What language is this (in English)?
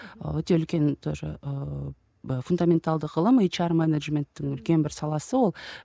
Kazakh